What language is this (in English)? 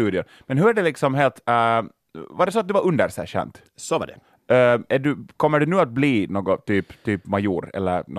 Swedish